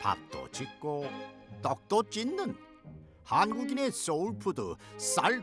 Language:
Korean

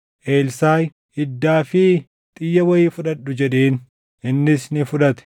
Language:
Oromo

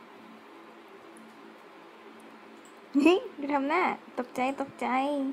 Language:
Thai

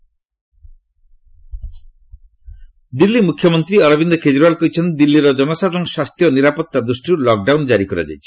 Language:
Odia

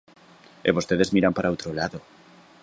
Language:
Galician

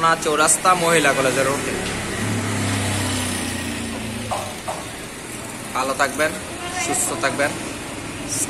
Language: Indonesian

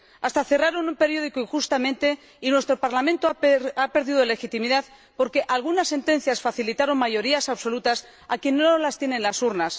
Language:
Spanish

